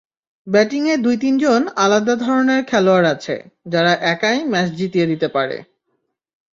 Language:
Bangla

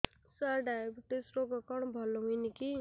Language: Odia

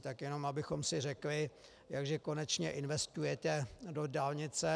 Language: Czech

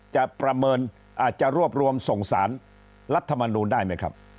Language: Thai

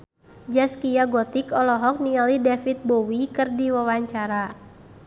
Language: Sundanese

